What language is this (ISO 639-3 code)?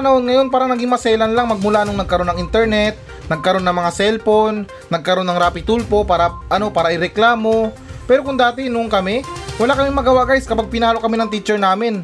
fil